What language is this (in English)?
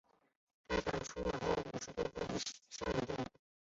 Chinese